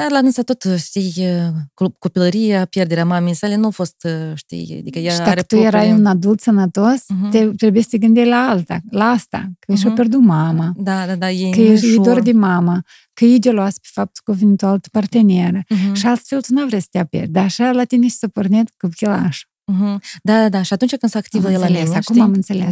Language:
Romanian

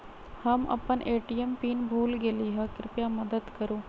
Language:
Magahi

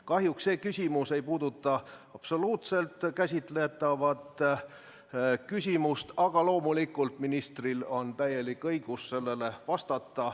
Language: Estonian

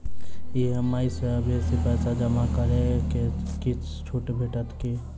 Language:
Maithili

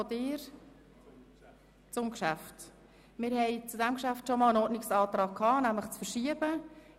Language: Swiss German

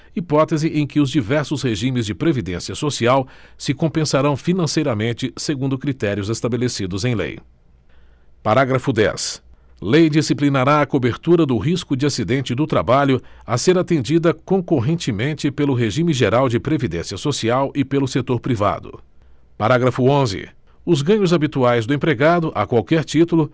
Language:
Portuguese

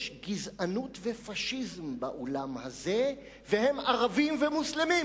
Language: Hebrew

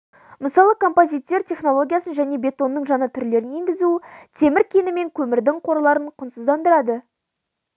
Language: Kazakh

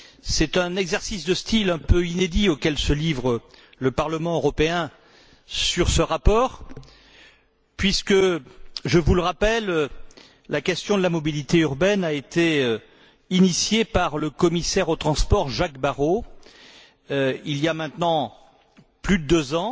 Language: French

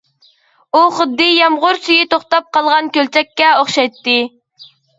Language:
Uyghur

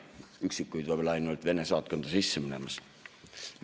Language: Estonian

